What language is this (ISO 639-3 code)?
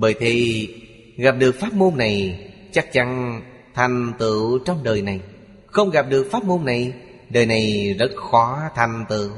vie